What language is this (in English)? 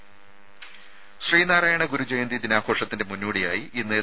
Malayalam